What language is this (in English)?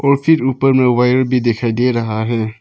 Hindi